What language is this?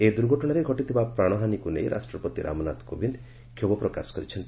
Odia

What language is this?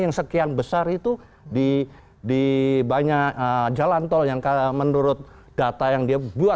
Indonesian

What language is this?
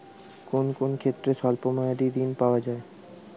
Bangla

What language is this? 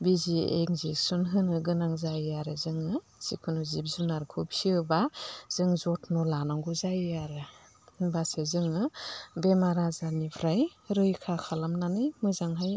Bodo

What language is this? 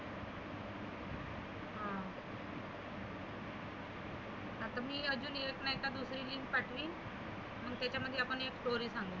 Marathi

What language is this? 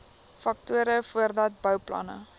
Afrikaans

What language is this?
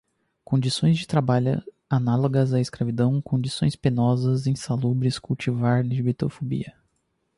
Portuguese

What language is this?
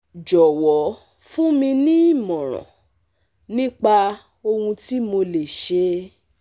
Yoruba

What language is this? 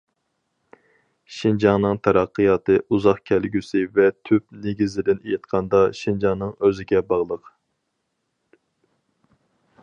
Uyghur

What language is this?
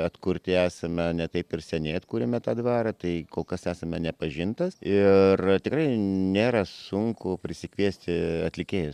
Lithuanian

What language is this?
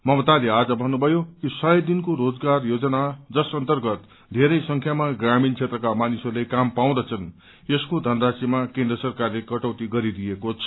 Nepali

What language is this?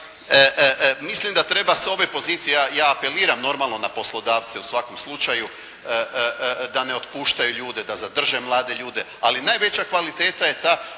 Croatian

